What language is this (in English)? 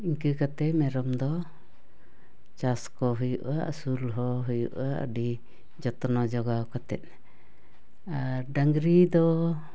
Santali